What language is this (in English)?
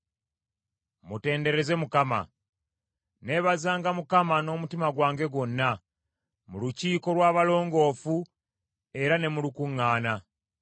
Ganda